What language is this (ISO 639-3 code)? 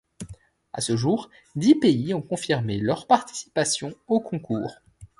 fra